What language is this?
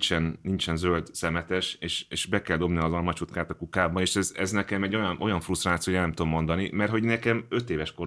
Hungarian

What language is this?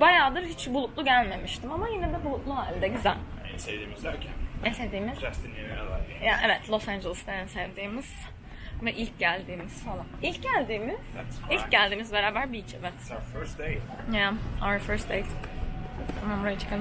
Turkish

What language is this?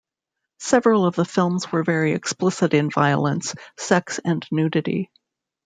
English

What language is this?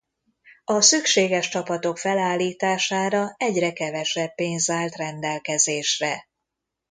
Hungarian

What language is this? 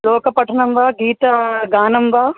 Sanskrit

